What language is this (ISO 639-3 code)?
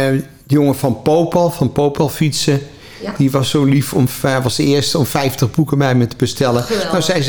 nld